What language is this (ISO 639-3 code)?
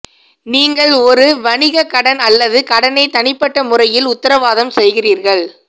tam